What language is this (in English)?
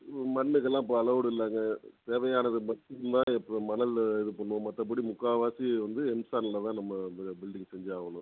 Tamil